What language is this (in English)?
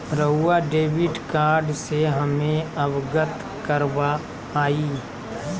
Magahi